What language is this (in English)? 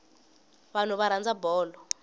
Tsonga